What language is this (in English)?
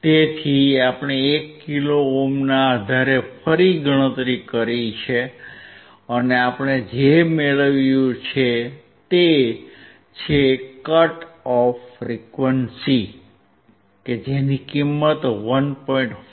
Gujarati